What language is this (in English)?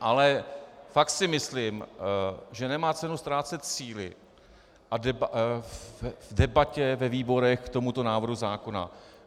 Czech